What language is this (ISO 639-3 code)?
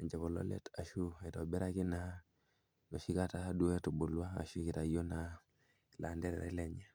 mas